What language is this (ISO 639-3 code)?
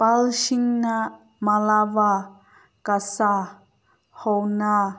mni